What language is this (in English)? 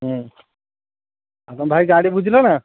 Odia